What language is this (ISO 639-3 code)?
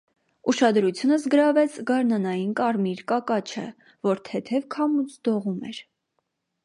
hye